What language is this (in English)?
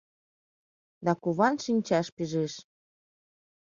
Mari